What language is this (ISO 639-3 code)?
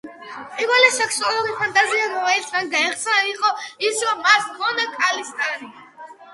kat